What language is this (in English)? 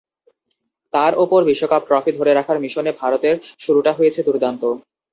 Bangla